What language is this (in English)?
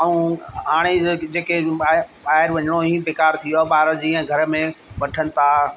Sindhi